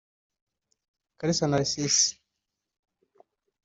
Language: Kinyarwanda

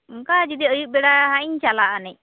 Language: Santali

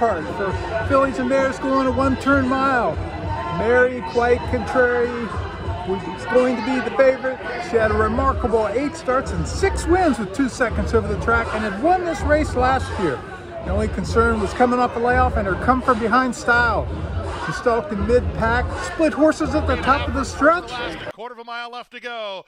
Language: English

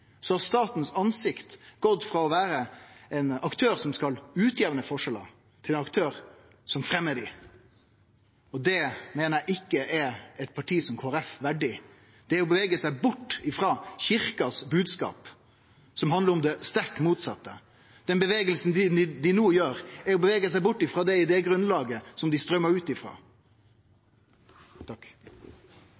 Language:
Norwegian Nynorsk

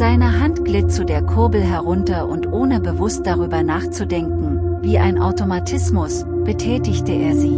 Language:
German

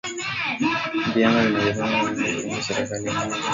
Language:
Swahili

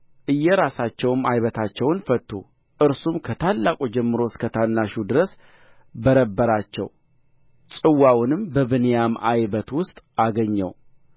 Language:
Amharic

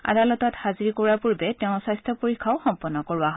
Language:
Assamese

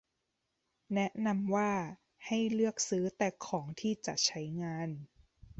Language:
Thai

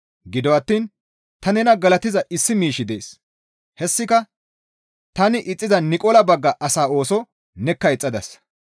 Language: Gamo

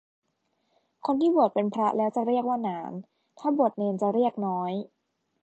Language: Thai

